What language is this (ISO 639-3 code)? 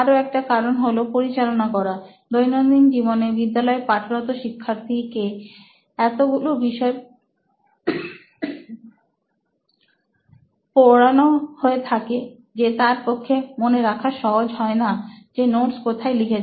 ben